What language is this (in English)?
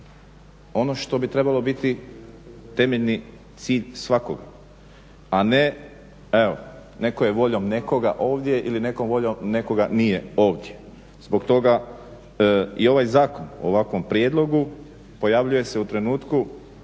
Croatian